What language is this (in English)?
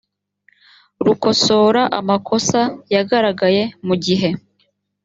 Kinyarwanda